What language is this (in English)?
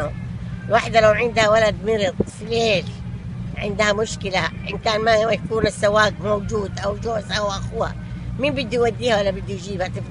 Arabic